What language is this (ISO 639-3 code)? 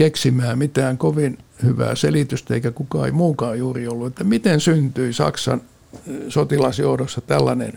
fin